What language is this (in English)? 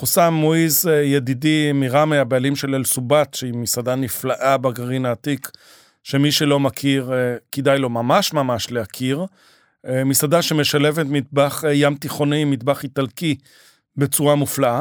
Hebrew